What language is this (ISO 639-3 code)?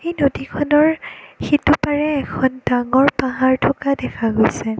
asm